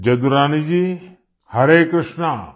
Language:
Odia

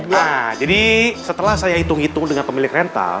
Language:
Indonesian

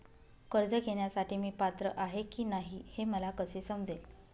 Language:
Marathi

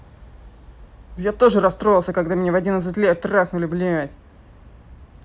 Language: Russian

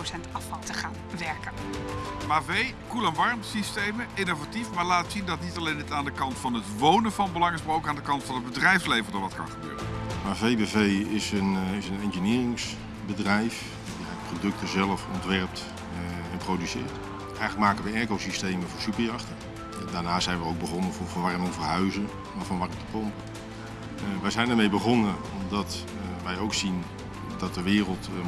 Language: Dutch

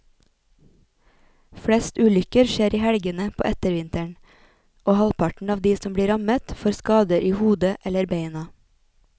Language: Norwegian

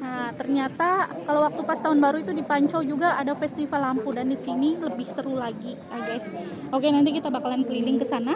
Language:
Indonesian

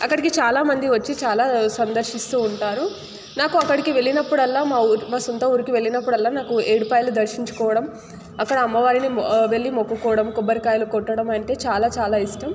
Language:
Telugu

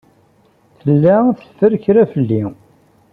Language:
Kabyle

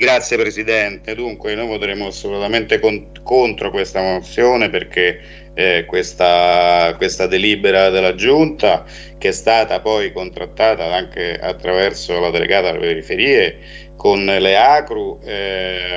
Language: Italian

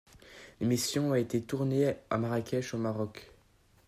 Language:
French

